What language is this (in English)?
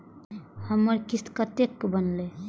Maithili